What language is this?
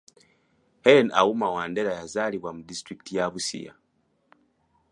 Ganda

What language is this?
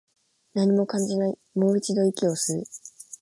Japanese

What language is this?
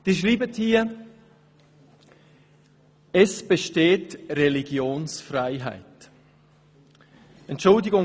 Swiss German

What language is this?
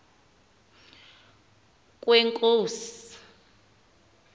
Xhosa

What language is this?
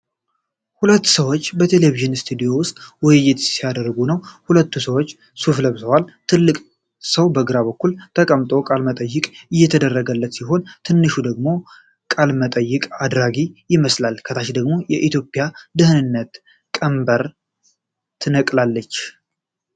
Amharic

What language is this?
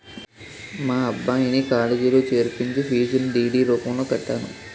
Telugu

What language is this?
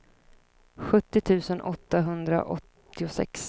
Swedish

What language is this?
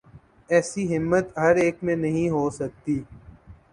Urdu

